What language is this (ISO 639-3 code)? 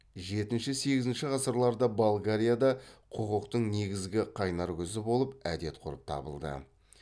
kaz